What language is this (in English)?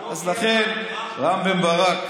Hebrew